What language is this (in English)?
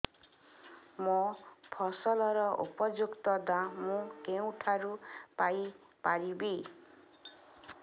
Odia